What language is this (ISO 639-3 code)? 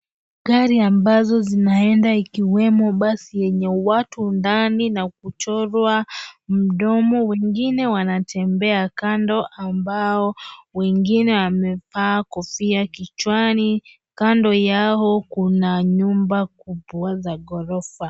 swa